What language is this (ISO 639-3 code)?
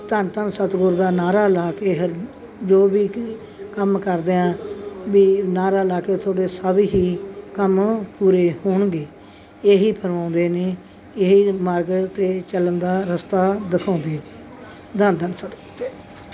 pan